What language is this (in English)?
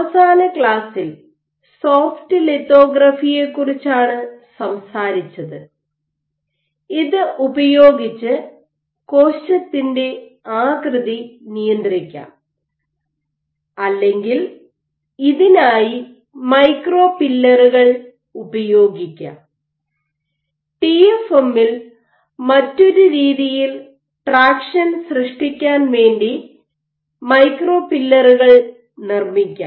Malayalam